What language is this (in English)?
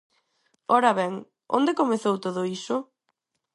Galician